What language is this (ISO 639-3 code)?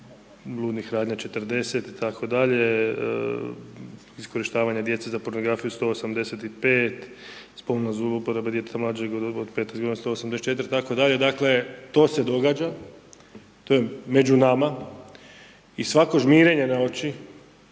hrv